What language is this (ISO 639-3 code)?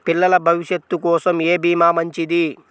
tel